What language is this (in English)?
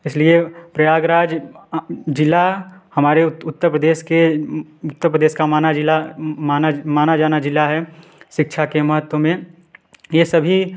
Hindi